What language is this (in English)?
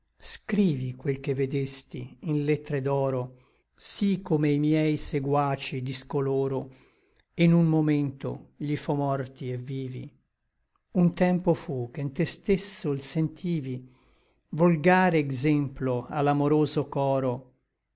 Italian